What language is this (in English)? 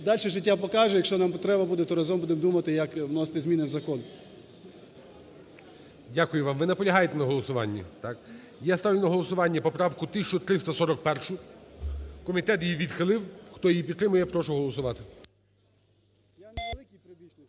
Ukrainian